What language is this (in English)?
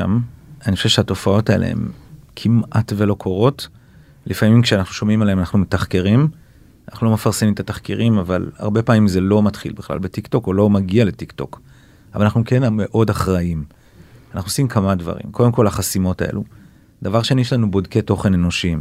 Hebrew